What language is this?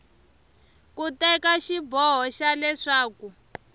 Tsonga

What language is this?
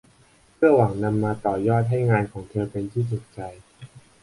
Thai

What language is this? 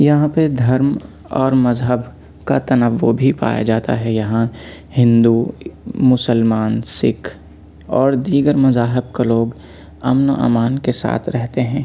Urdu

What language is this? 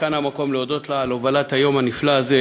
Hebrew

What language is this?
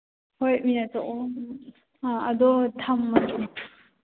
Manipuri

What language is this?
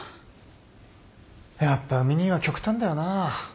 Japanese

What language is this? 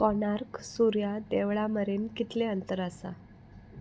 Konkani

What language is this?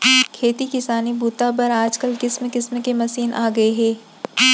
Chhattisgarhi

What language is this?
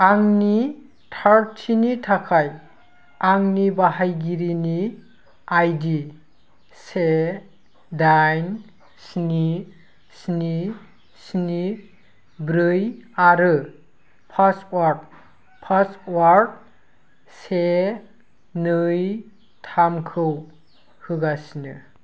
Bodo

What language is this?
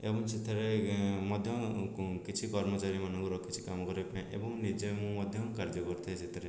Odia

